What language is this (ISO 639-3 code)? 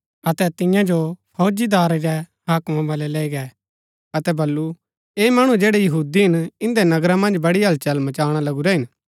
gbk